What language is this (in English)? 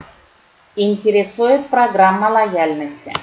Russian